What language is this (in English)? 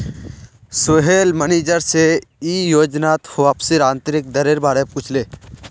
Magahi